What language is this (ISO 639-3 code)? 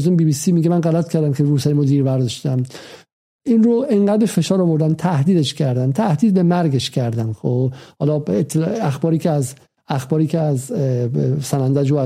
fas